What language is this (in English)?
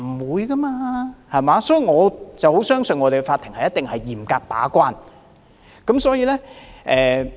Cantonese